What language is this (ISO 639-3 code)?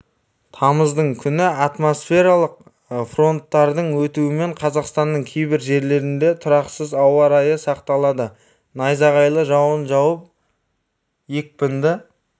kaz